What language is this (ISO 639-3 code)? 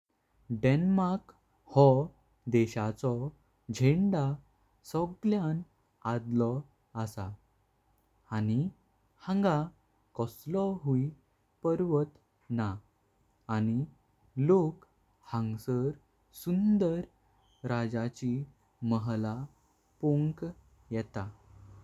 kok